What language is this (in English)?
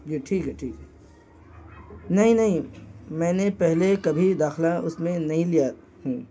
Urdu